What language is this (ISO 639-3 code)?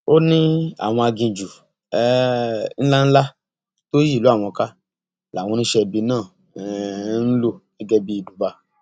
yor